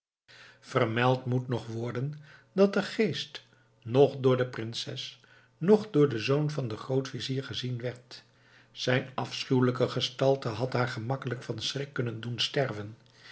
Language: Dutch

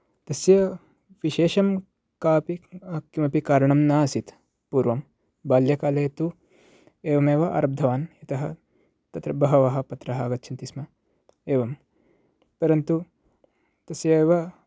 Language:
Sanskrit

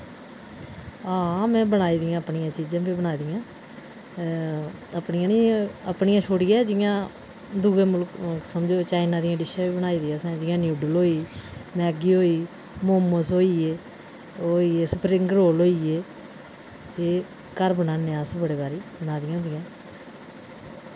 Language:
Dogri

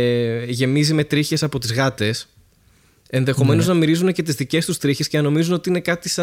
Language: Greek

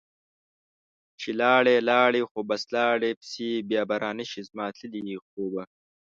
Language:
Pashto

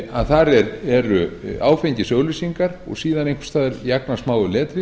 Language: Icelandic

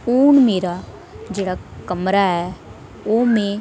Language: Dogri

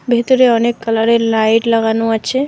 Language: Bangla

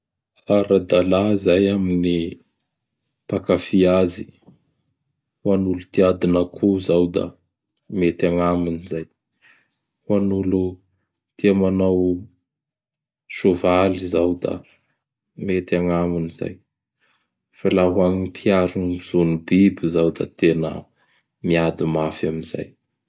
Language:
Bara Malagasy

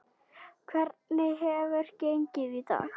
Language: Icelandic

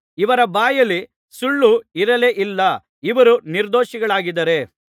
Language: Kannada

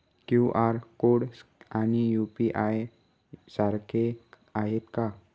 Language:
Marathi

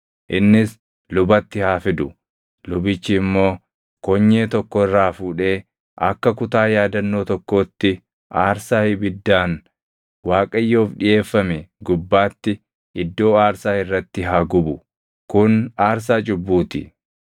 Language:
Oromo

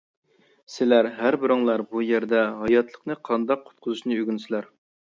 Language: Uyghur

